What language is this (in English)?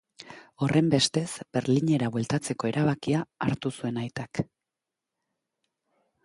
Basque